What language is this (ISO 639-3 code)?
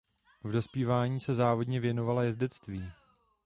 ces